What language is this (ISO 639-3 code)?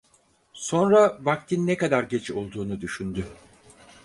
tur